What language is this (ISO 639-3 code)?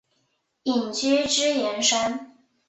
zho